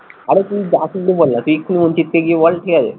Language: Bangla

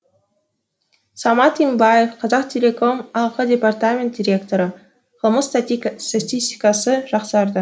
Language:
Kazakh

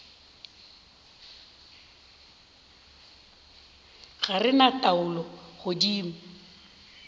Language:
Northern Sotho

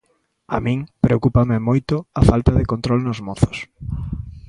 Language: Galician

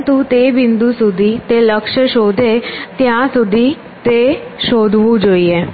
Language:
Gujarati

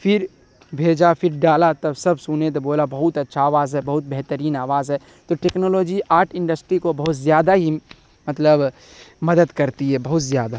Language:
Urdu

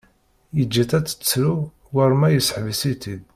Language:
Kabyle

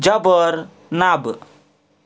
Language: Kashmiri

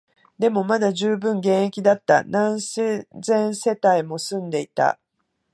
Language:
Japanese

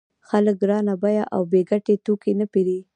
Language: Pashto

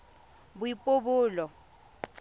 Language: Tswana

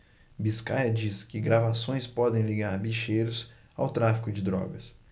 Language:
Portuguese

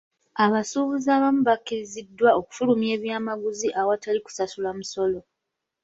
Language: Ganda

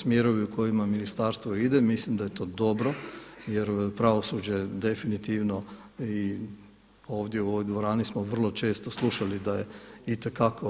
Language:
Croatian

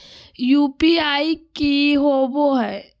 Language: Magahi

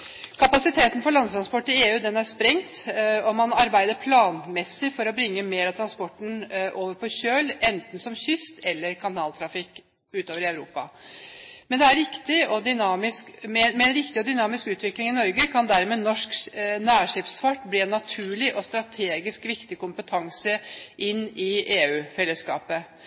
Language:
Norwegian Bokmål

